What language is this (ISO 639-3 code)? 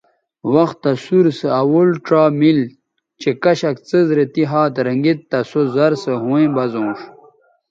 btv